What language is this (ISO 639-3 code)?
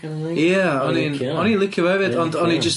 cym